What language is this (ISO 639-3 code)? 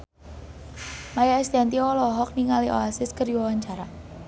sun